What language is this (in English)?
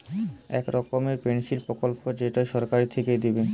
Bangla